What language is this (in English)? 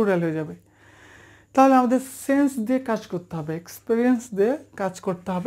Bangla